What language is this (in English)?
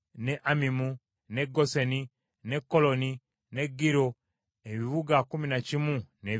Ganda